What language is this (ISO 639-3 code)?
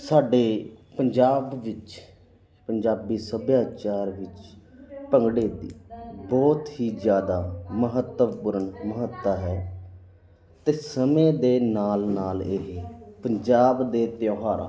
pan